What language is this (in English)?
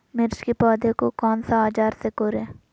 Magahi